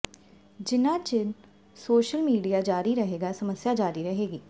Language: Punjabi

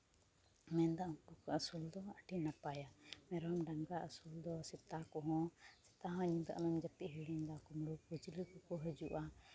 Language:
Santali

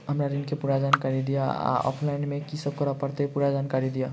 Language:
Maithili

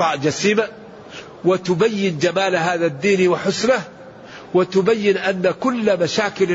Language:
Arabic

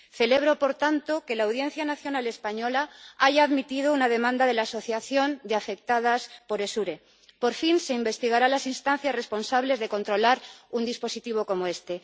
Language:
Spanish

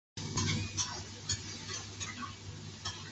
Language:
Chinese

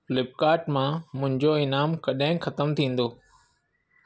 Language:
Sindhi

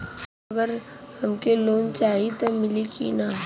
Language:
Bhojpuri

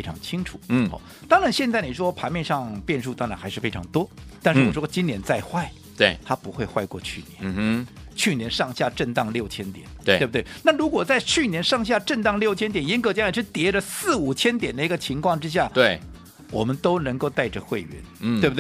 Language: Chinese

